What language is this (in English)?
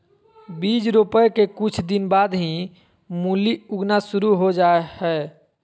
Magahi